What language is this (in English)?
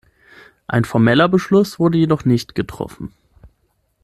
German